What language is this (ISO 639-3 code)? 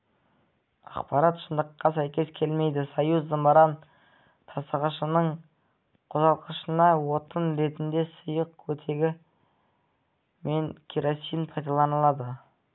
kaz